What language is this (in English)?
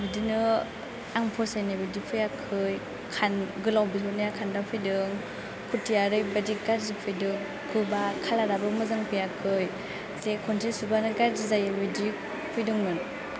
Bodo